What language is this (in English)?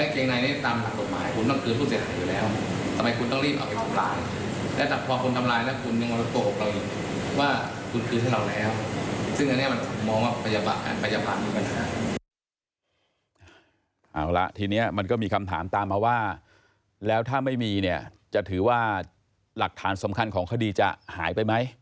Thai